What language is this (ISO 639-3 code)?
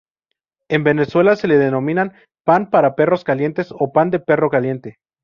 spa